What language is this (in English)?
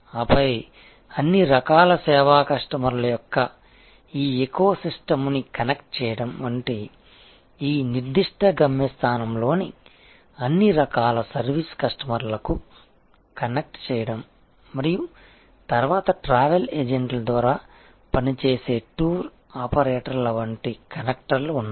Telugu